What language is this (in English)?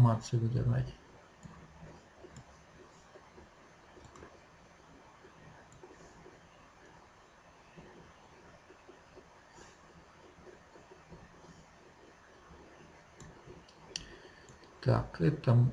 Russian